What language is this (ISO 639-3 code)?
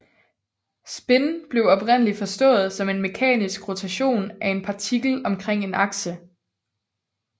dan